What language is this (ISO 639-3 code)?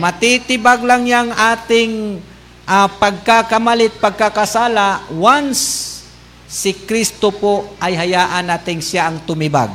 fil